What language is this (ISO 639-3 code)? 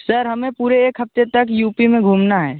hin